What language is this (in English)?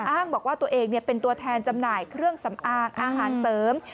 Thai